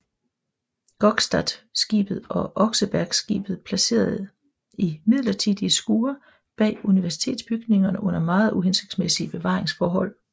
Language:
Danish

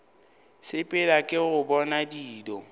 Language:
Northern Sotho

